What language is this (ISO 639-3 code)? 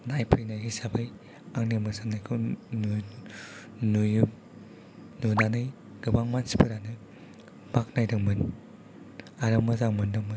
brx